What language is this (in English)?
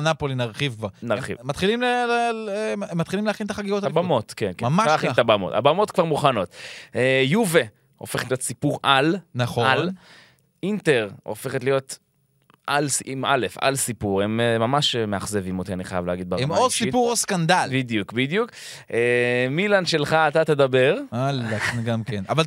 Hebrew